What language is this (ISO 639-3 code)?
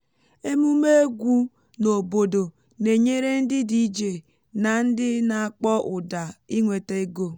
ibo